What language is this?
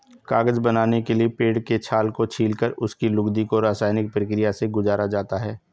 Hindi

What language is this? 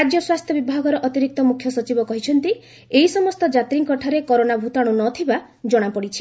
Odia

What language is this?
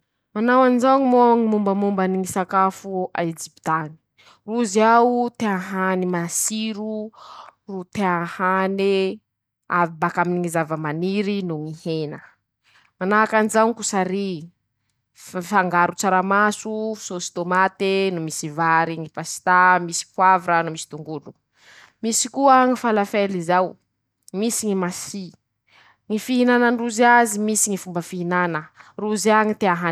Masikoro Malagasy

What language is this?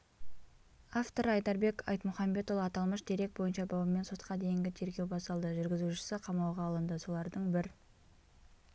Kazakh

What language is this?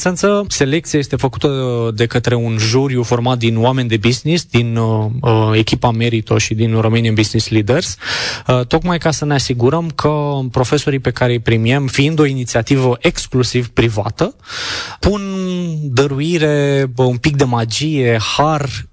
Romanian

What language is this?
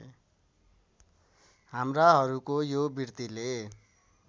Nepali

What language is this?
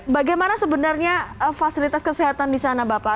Indonesian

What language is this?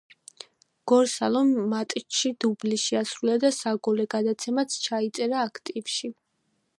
Georgian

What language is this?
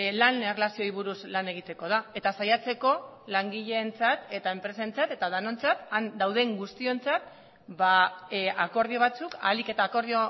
Basque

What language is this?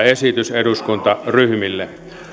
Finnish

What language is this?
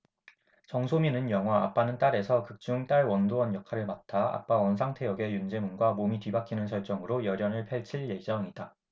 Korean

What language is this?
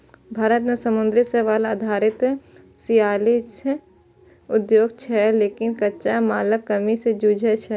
Maithili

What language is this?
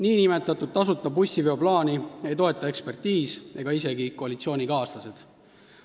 Estonian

